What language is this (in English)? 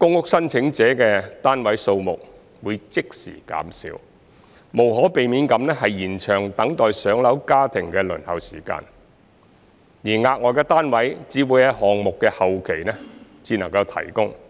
Cantonese